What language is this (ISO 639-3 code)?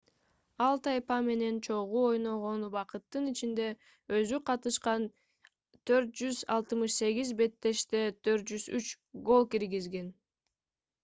kir